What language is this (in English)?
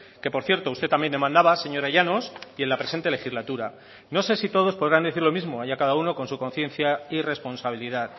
Spanish